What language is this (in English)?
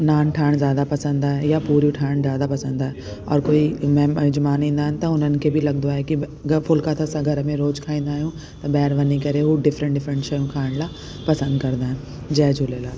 Sindhi